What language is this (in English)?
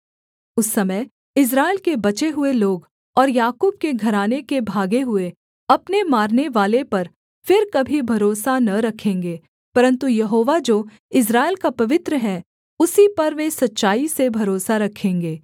Hindi